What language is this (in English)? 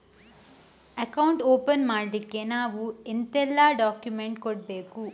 Kannada